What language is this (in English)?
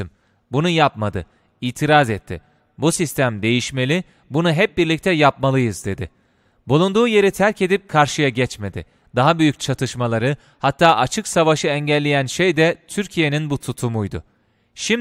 Turkish